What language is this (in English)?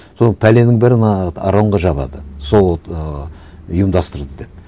Kazakh